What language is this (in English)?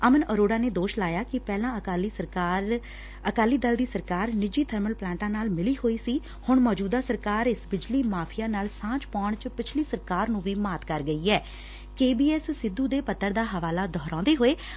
Punjabi